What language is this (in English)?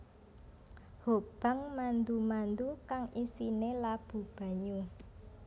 Javanese